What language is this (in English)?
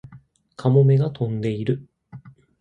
Japanese